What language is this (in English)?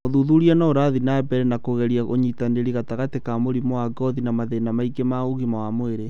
Kikuyu